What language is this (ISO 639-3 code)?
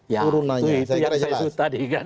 ind